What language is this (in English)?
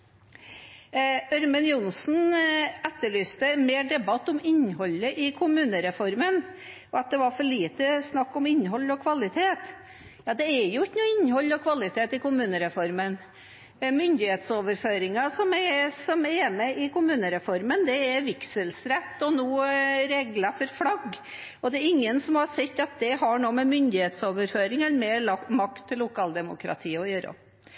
Norwegian Bokmål